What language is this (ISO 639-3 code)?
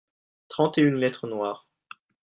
fra